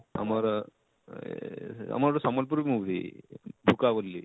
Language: Odia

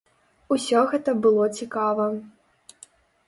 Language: Belarusian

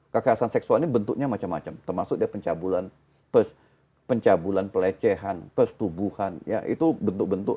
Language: Indonesian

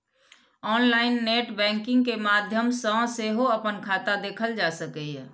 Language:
Maithili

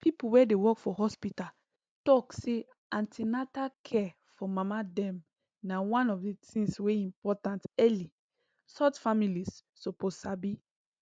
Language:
Nigerian Pidgin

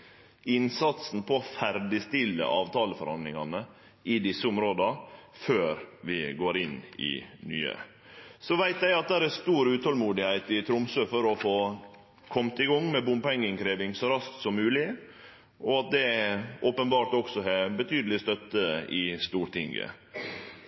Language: Norwegian Nynorsk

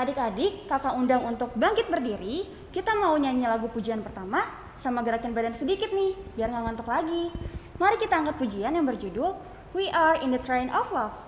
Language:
Indonesian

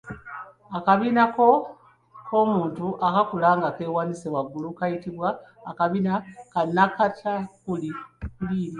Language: Ganda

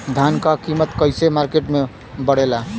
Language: Bhojpuri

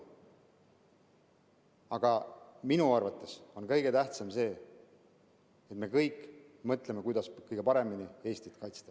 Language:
Estonian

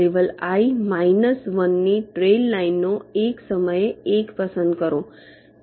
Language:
Gujarati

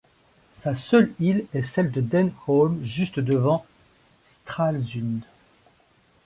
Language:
French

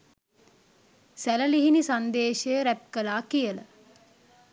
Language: Sinhala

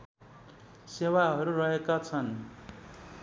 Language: Nepali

